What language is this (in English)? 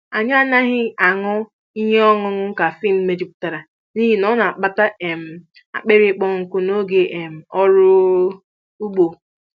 Igbo